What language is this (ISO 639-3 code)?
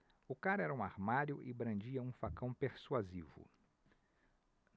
por